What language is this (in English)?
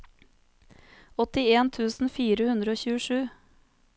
Norwegian